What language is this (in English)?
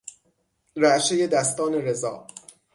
Persian